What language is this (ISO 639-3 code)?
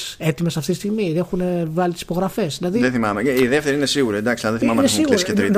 ell